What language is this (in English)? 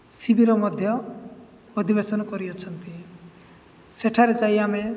Odia